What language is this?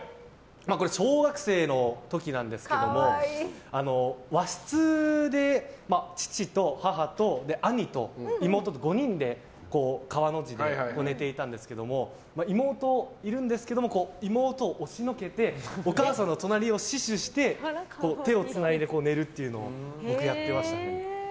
Japanese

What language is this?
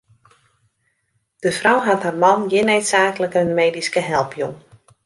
Western Frisian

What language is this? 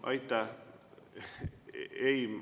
Estonian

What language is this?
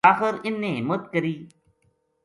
Gujari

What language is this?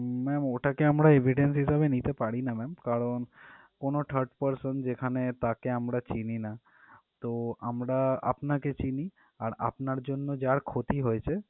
Bangla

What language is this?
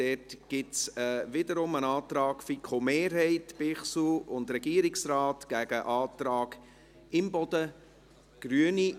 Swiss German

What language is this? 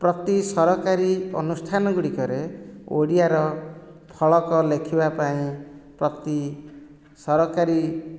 Odia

